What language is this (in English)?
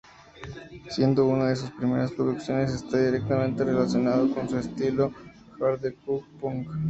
Spanish